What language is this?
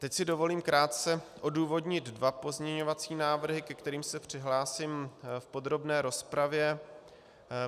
Czech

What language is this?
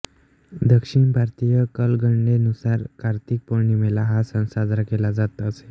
Marathi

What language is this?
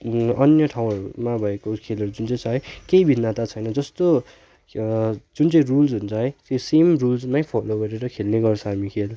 Nepali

